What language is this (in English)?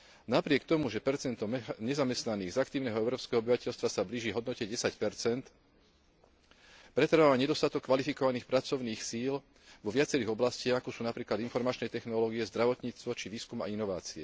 Slovak